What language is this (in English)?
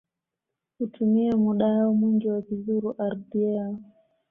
Swahili